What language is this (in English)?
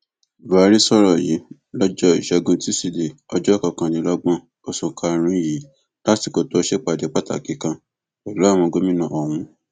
Yoruba